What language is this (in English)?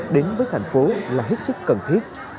Vietnamese